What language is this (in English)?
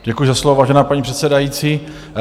Czech